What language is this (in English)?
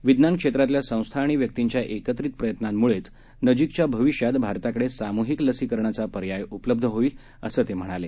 Marathi